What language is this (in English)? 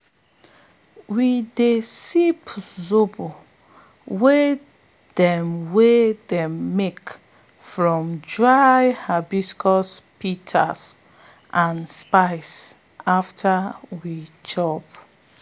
Nigerian Pidgin